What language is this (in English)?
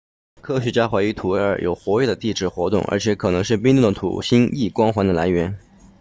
Chinese